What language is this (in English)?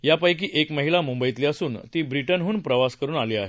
Marathi